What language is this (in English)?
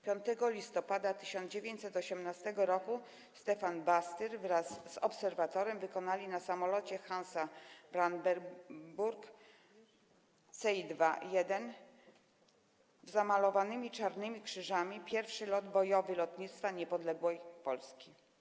Polish